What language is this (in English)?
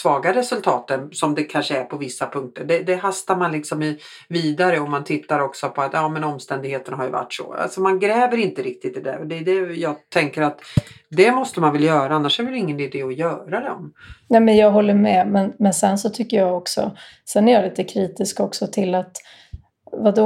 Swedish